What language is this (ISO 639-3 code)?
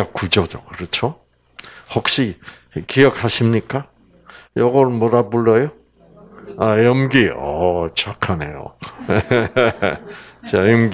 kor